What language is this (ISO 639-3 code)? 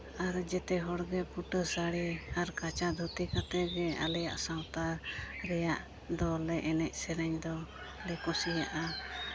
sat